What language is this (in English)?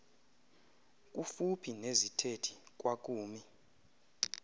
Xhosa